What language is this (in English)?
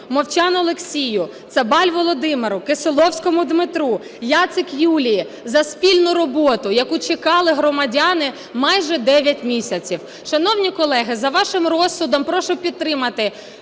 Ukrainian